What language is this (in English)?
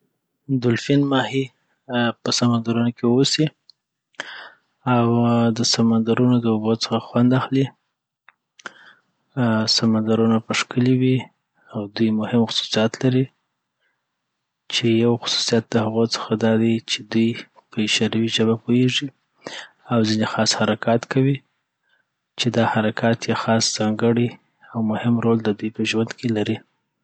Southern Pashto